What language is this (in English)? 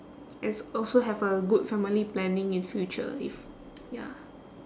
English